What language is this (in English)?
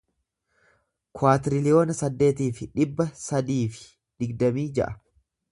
Oromo